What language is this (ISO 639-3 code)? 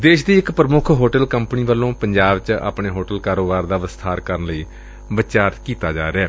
pan